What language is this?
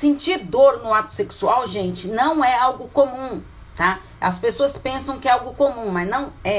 Portuguese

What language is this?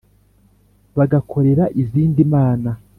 Kinyarwanda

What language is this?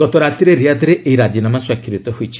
Odia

